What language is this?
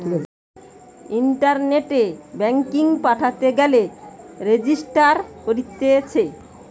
Bangla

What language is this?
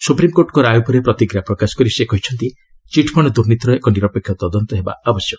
Odia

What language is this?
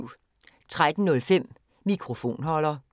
Danish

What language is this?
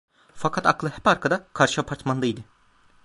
Turkish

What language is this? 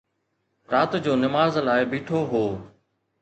Sindhi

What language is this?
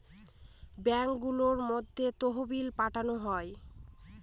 Bangla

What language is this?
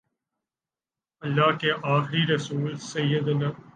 Urdu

